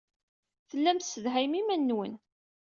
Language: Kabyle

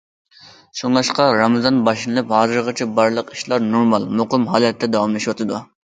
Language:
Uyghur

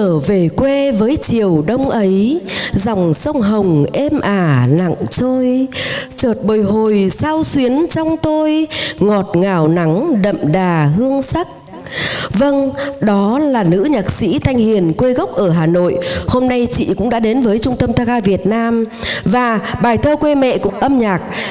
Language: Vietnamese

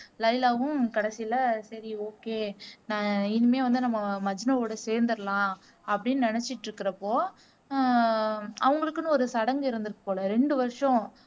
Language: Tamil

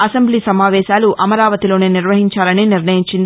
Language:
Telugu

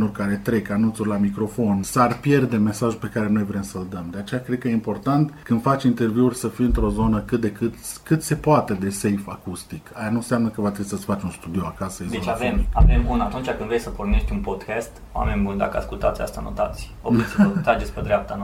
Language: Romanian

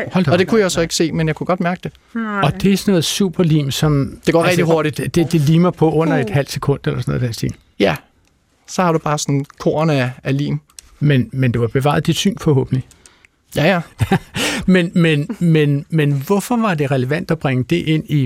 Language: Danish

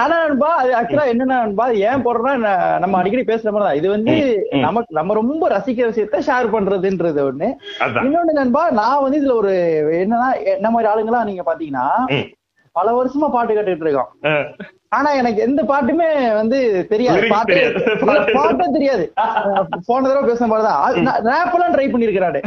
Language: Tamil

